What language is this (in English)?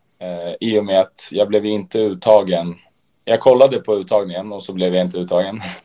Swedish